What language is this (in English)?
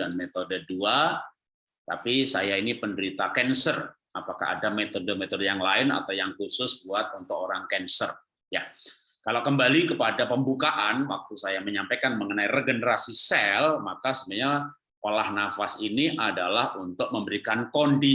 Indonesian